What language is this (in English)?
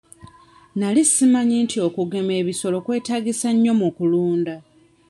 Ganda